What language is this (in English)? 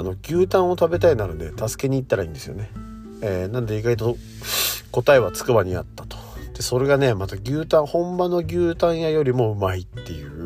Japanese